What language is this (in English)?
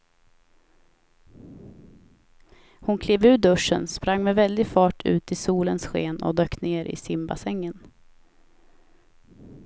Swedish